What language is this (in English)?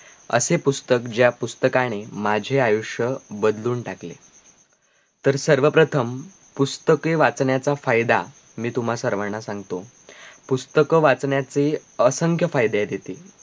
Marathi